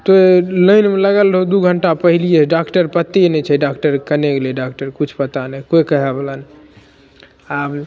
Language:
Maithili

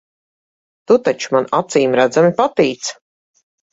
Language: Latvian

